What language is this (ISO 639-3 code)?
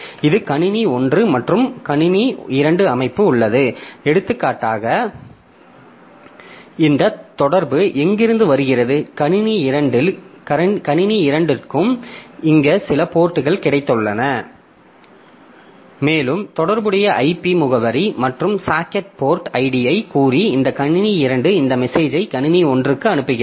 tam